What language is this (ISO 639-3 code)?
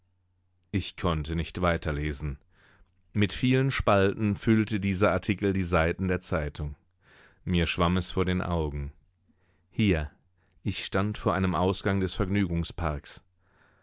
deu